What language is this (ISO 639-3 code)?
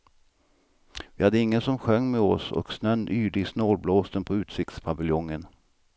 swe